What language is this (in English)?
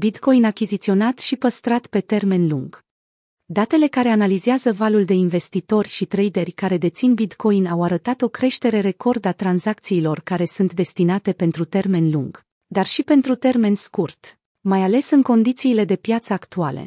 Romanian